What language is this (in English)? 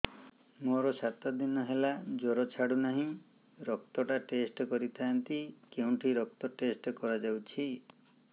Odia